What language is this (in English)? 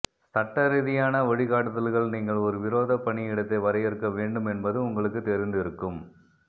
Tamil